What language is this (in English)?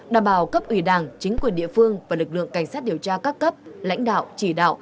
Vietnamese